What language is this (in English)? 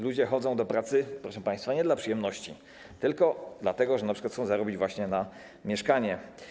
Polish